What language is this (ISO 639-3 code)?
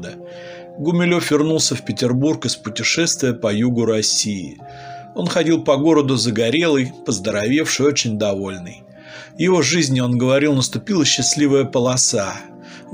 rus